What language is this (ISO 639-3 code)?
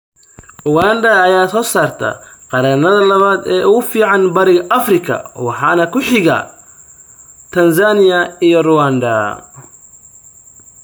som